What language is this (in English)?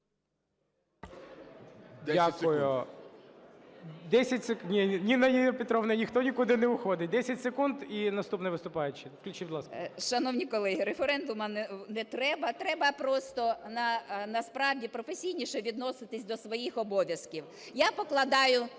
Ukrainian